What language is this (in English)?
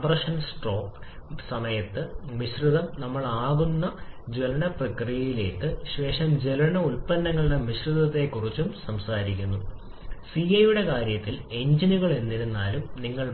Malayalam